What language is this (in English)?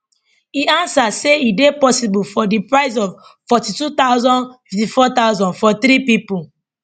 Nigerian Pidgin